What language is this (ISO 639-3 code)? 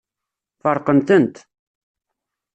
kab